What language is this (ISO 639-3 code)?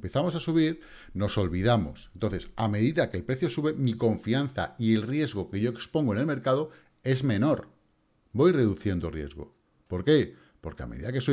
spa